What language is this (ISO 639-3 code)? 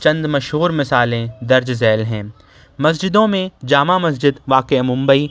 urd